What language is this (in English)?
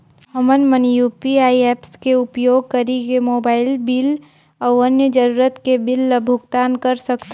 Chhattisgarhi